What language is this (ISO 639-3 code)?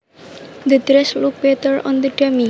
jav